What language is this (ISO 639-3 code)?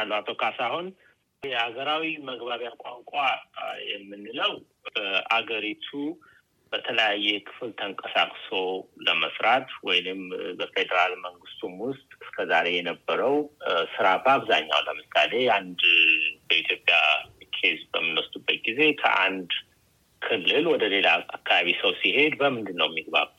amh